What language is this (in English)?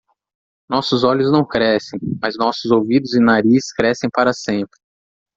Portuguese